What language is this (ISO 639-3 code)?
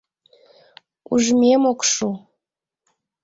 chm